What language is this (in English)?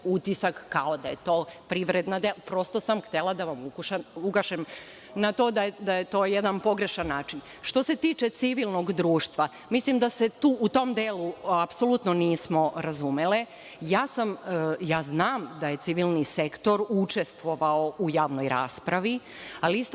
Serbian